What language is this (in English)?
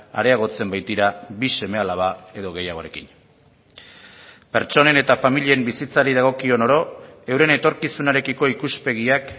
Basque